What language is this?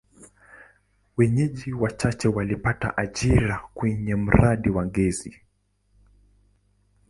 Swahili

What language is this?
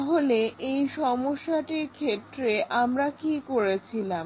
Bangla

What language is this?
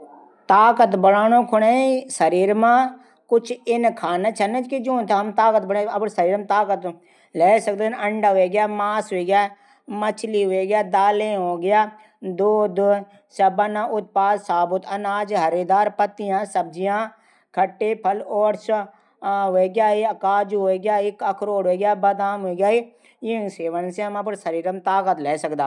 Garhwali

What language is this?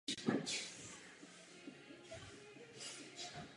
Czech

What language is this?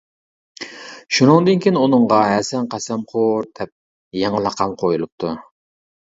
Uyghur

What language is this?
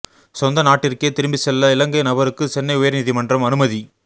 Tamil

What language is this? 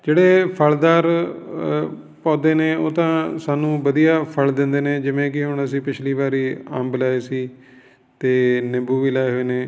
Punjabi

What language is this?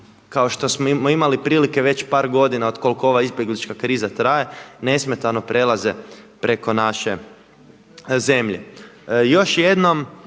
Croatian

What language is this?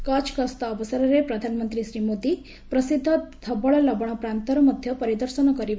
Odia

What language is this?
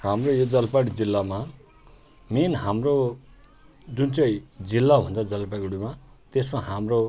Nepali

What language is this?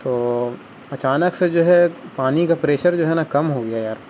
Urdu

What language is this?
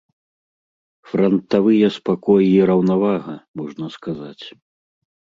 Belarusian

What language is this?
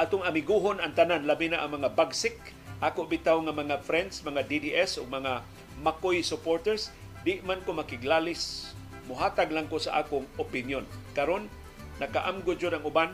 Filipino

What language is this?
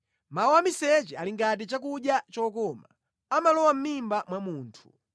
Nyanja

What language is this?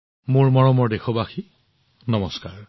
Assamese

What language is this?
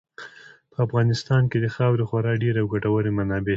Pashto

